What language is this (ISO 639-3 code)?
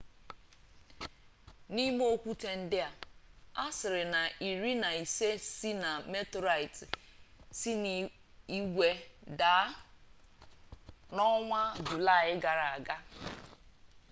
ibo